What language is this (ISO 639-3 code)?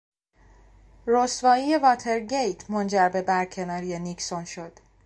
fas